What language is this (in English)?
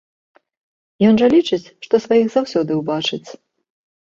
Belarusian